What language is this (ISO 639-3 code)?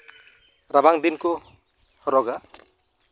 sat